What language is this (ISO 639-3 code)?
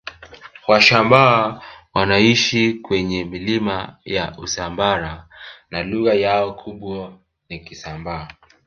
swa